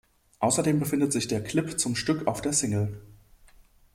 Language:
German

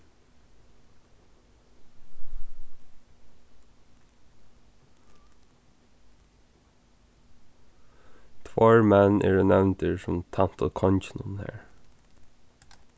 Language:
Faroese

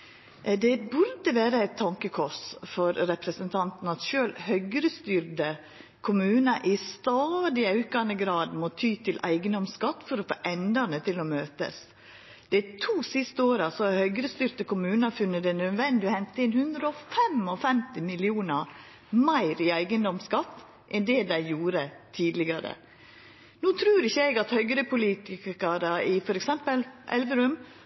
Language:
Norwegian Nynorsk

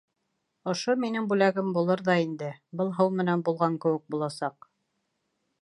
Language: Bashkir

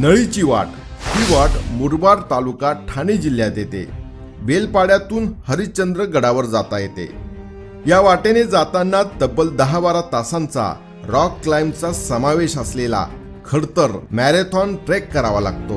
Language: Marathi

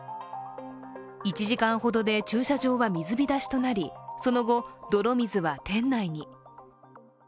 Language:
Japanese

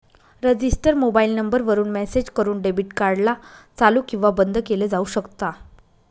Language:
Marathi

